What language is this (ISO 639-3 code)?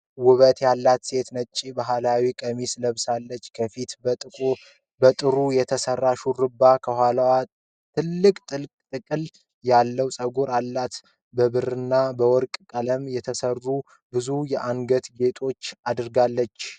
amh